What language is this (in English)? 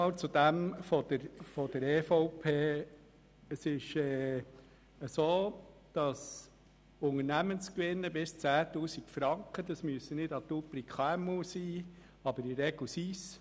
Swiss German